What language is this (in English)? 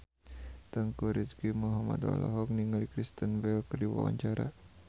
Sundanese